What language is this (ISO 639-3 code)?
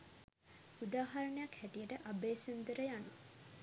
sin